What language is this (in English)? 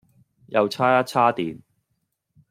Cantonese